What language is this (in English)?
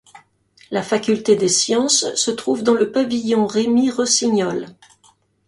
French